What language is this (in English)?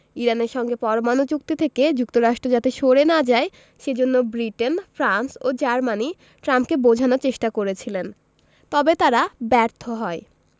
Bangla